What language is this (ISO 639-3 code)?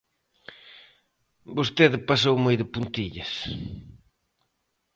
glg